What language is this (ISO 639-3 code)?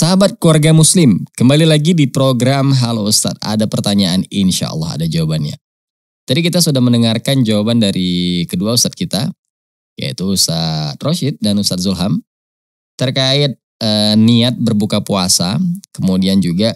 ind